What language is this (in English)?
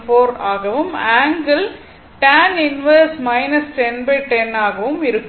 Tamil